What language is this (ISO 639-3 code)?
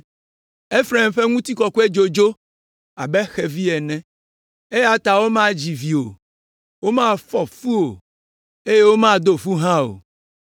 ewe